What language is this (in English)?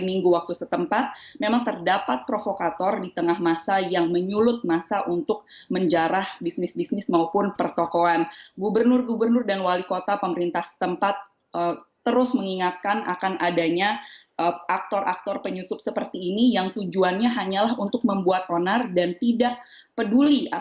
Indonesian